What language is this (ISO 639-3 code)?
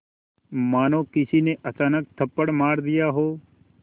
hin